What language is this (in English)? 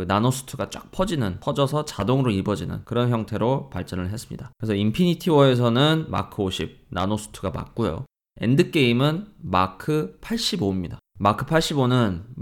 Korean